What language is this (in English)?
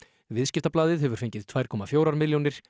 Icelandic